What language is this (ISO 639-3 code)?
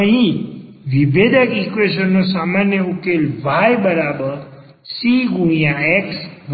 guj